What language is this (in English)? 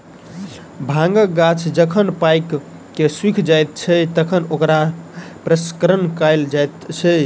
Maithili